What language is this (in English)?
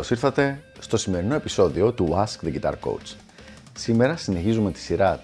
Greek